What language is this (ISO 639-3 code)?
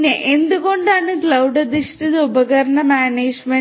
mal